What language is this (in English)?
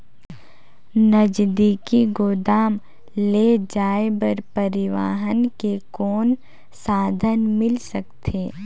Chhattisgarhi